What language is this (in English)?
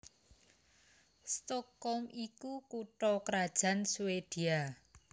Javanese